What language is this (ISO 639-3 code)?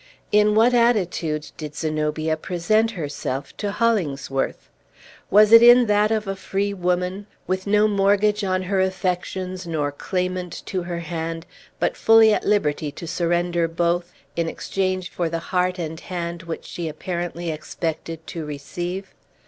eng